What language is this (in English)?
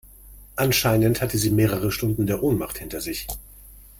German